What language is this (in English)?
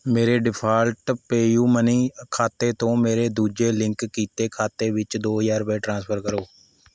Punjabi